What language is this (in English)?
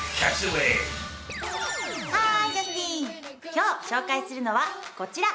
Japanese